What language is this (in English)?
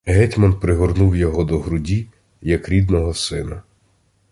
Ukrainian